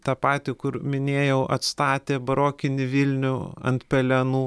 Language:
Lithuanian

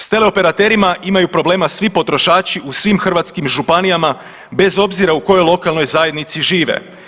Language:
Croatian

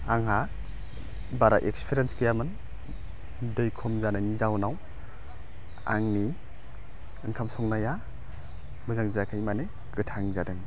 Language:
Bodo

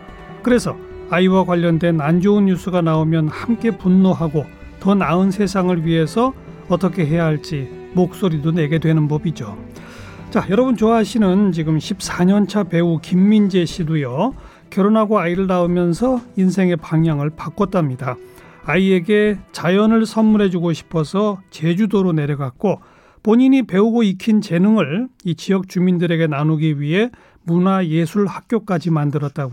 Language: Korean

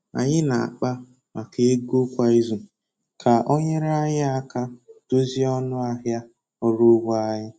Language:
Igbo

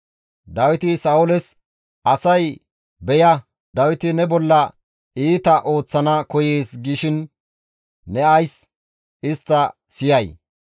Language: Gamo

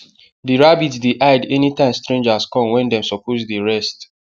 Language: Nigerian Pidgin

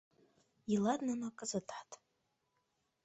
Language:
Mari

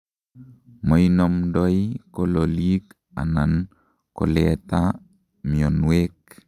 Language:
Kalenjin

